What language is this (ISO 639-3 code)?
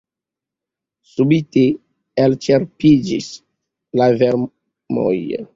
epo